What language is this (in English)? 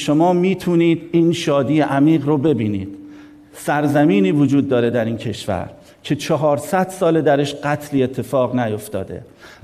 Persian